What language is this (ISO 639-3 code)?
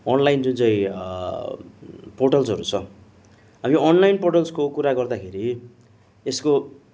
nep